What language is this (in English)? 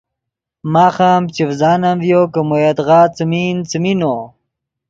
Yidgha